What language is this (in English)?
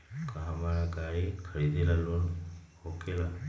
Magahi